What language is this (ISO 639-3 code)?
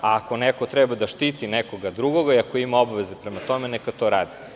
srp